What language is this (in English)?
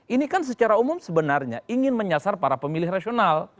Indonesian